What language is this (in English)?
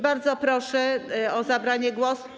Polish